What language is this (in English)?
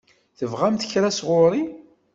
Kabyle